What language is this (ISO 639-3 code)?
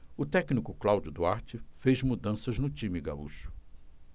por